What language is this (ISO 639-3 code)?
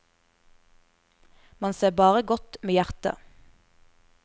nor